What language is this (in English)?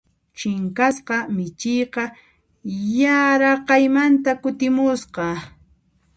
Puno Quechua